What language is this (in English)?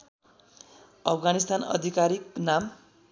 Nepali